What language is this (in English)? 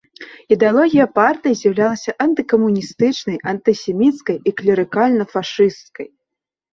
Belarusian